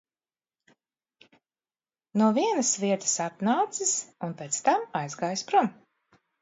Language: Latvian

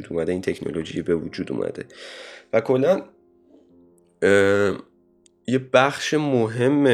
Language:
Persian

